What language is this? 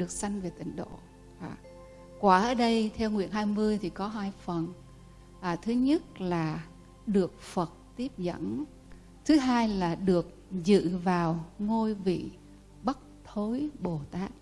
Vietnamese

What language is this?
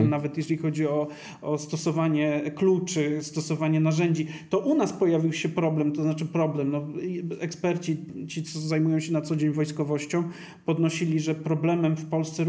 Polish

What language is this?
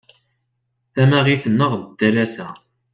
Kabyle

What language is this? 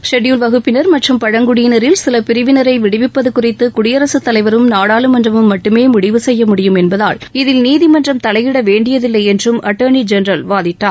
Tamil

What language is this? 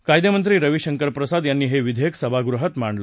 Marathi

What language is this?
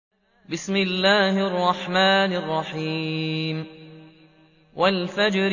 Arabic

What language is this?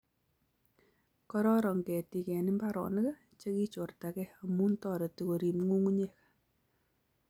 Kalenjin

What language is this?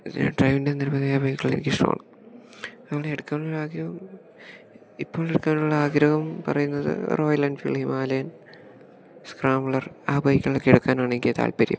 Malayalam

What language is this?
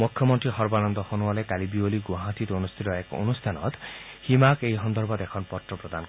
Assamese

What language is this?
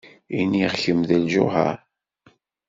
Kabyle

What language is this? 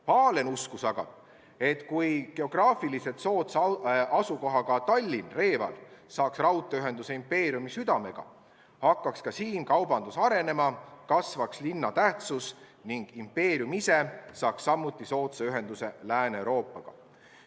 Estonian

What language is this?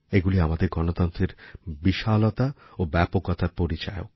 Bangla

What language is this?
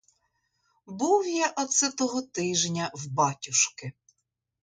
Ukrainian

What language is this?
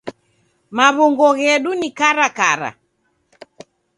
Taita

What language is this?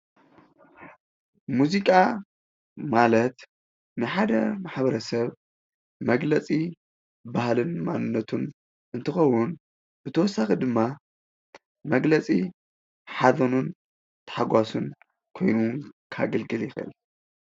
Tigrinya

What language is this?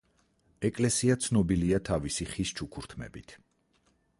Georgian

